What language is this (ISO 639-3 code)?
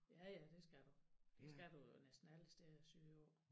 dan